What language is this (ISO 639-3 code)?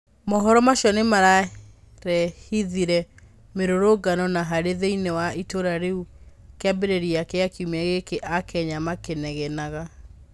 kik